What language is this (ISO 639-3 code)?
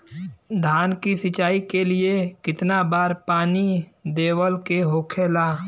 bho